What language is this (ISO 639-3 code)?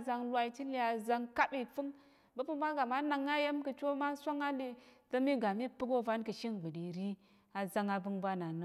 yer